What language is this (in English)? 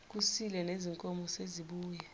Zulu